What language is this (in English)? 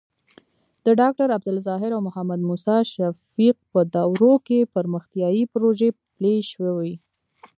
Pashto